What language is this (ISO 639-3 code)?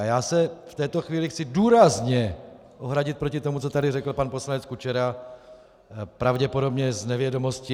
ces